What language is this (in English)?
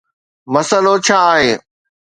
Sindhi